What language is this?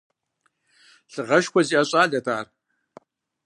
Kabardian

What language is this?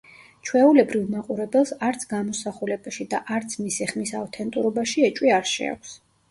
Georgian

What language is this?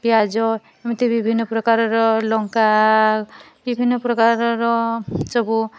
Odia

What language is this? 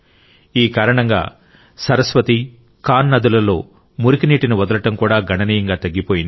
Telugu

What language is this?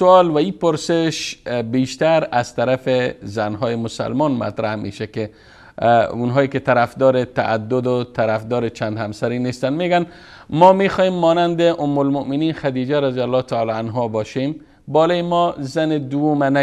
Persian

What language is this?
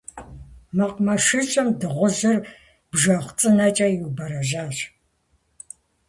Kabardian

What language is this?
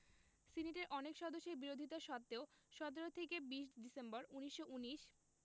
Bangla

